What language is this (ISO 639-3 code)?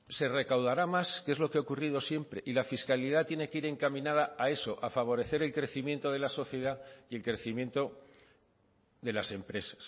spa